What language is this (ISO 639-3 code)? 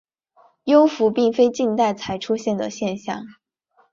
zho